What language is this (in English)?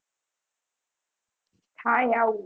Gujarati